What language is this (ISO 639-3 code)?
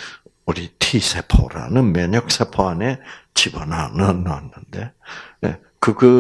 kor